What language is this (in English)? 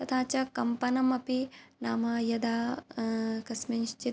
Sanskrit